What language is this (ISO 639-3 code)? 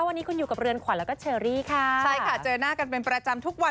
tha